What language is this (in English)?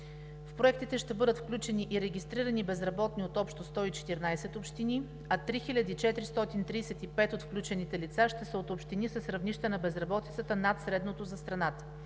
Bulgarian